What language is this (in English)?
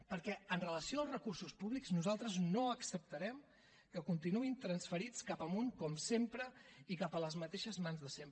Catalan